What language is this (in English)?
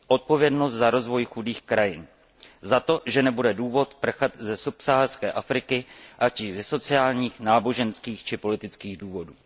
Czech